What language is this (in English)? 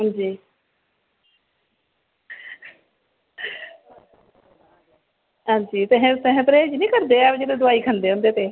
Dogri